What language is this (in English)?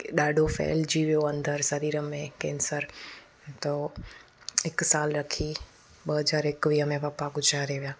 Sindhi